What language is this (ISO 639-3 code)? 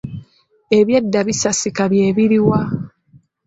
lug